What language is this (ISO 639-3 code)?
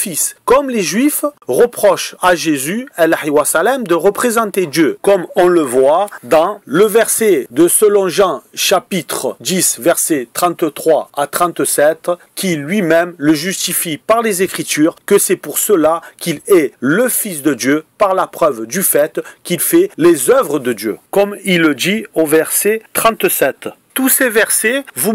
fra